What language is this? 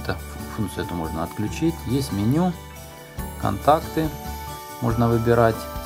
Russian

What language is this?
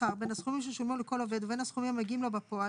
Hebrew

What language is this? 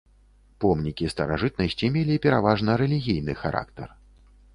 Belarusian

